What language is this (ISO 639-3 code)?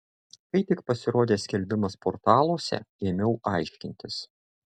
lit